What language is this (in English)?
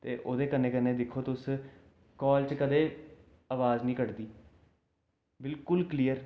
Dogri